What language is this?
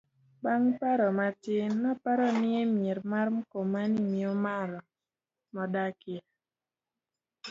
Luo (Kenya and Tanzania)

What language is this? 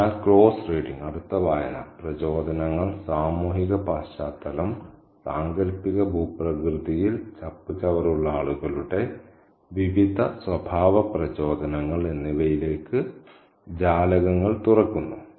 Malayalam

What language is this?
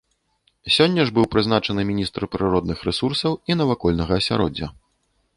Belarusian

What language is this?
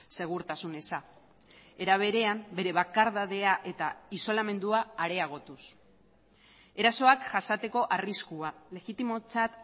Basque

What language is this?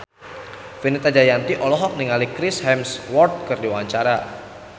Sundanese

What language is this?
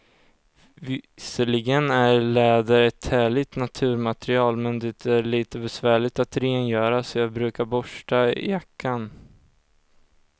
Swedish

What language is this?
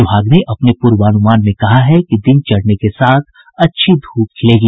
Hindi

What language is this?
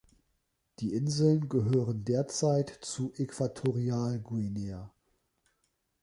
German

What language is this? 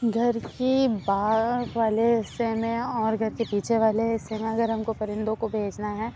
Urdu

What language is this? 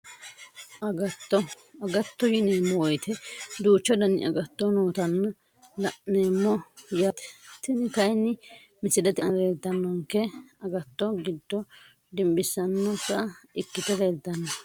Sidamo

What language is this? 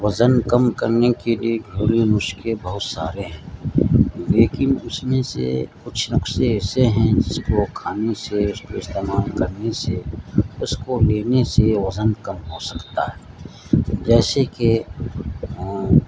Urdu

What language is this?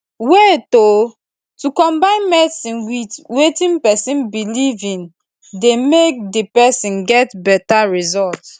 Nigerian Pidgin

